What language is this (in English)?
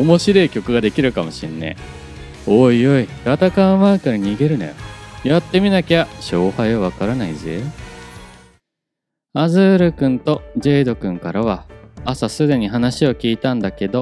Japanese